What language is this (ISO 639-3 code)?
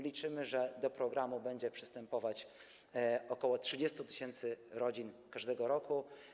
pol